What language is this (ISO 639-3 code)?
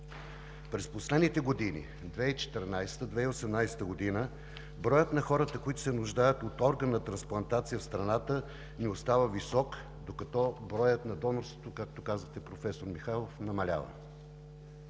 bul